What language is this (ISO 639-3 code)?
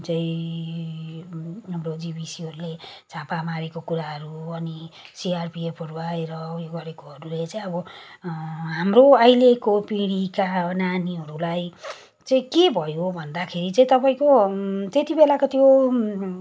nep